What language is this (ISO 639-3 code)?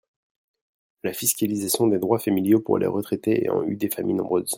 fra